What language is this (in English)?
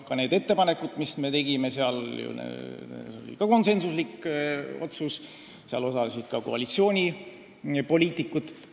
Estonian